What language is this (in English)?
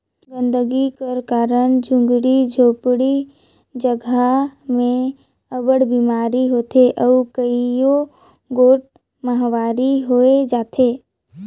Chhattisgarhi